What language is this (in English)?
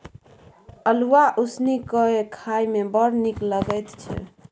Maithili